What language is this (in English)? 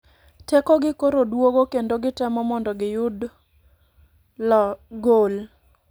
Luo (Kenya and Tanzania)